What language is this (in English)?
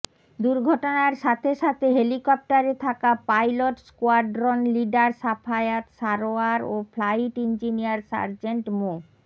Bangla